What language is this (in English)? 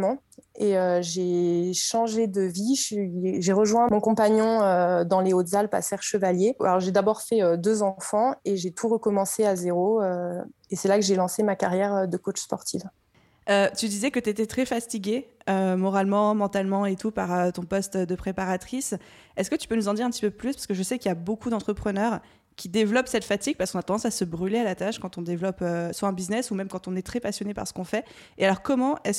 French